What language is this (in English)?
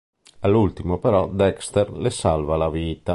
Italian